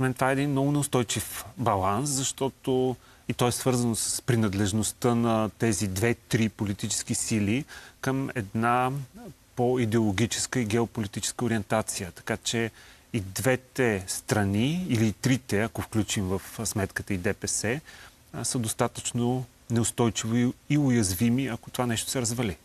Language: Bulgarian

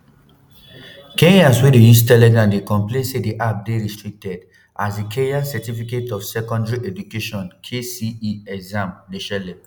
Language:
Nigerian Pidgin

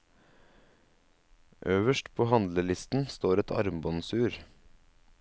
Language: Norwegian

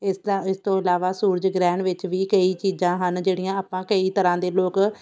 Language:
Punjabi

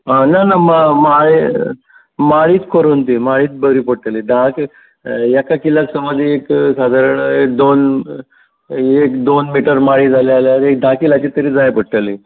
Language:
Konkani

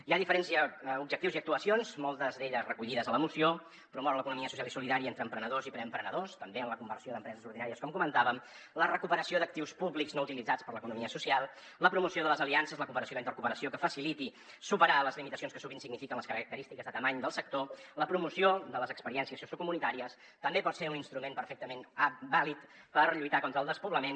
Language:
Catalan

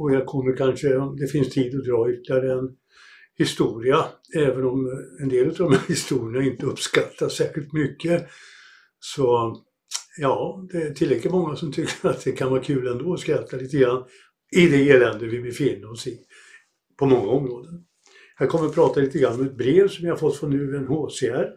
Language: Swedish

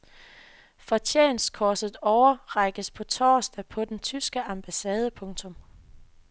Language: Danish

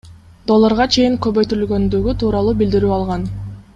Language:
Kyrgyz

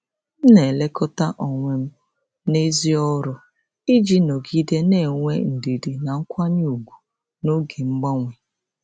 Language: Igbo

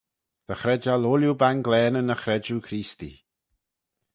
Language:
Manx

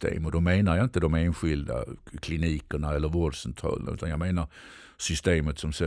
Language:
Swedish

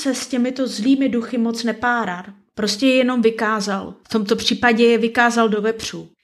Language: Czech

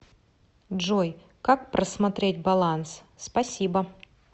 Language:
Russian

